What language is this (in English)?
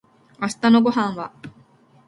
Japanese